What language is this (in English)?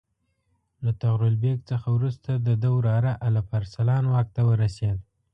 Pashto